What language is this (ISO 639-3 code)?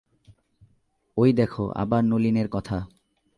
ben